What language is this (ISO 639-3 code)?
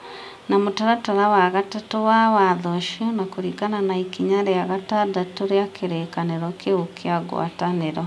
kik